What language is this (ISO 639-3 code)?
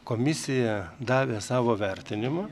lit